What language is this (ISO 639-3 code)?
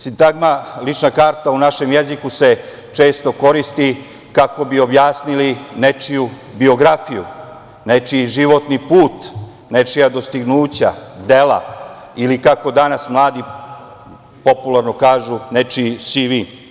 srp